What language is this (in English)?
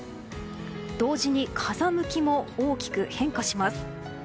Japanese